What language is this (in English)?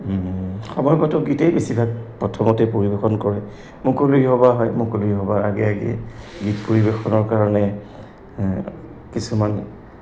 Assamese